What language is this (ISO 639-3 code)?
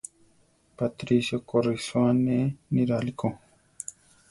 tar